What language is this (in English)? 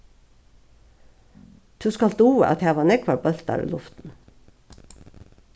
Faroese